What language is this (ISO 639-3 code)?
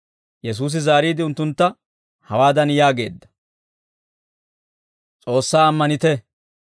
dwr